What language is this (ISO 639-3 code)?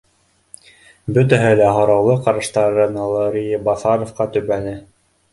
bak